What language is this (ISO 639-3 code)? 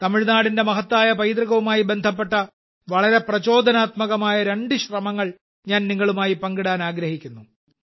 mal